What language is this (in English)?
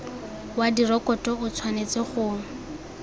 Tswana